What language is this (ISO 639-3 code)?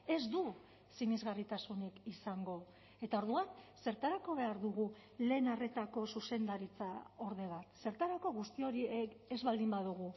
eus